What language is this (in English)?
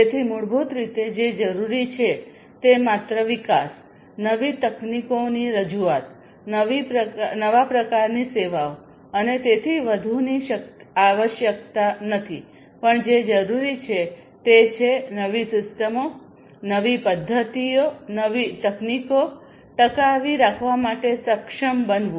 Gujarati